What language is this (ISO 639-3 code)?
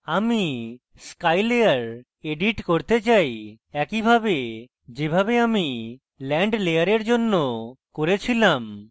ben